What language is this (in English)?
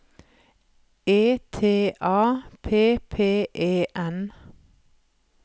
Norwegian